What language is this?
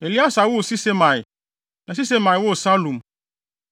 Akan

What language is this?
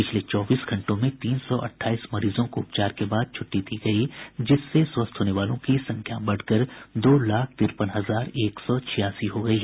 Hindi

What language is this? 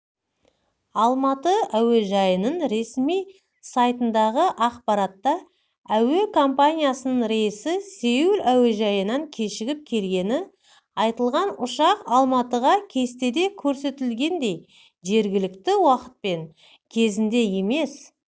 Kazakh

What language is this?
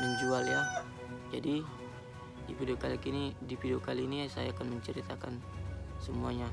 Indonesian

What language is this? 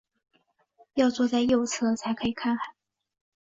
Chinese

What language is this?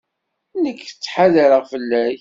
Kabyle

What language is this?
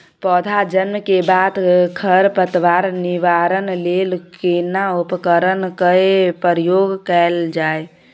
Maithili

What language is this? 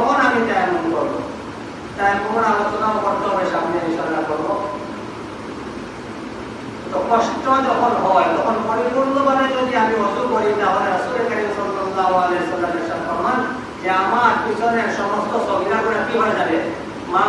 Indonesian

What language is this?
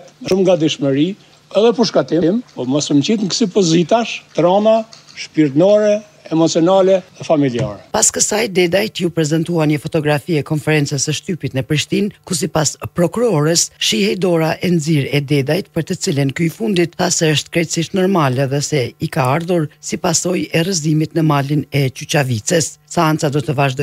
Romanian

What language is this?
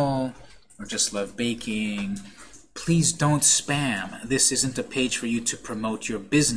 English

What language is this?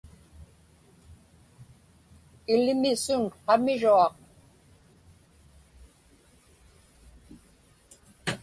Inupiaq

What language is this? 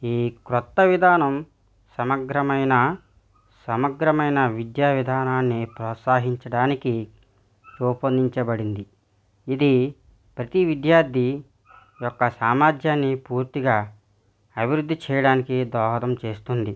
Telugu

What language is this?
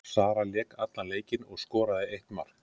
Icelandic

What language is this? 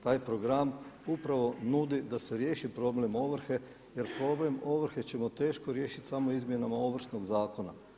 Croatian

